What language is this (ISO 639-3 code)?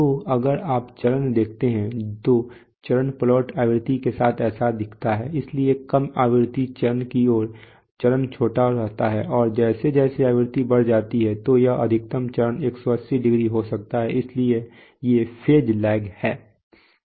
hin